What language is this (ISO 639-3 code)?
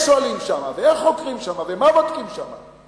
heb